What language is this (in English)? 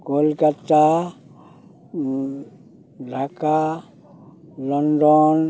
Santali